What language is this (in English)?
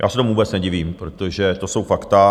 Czech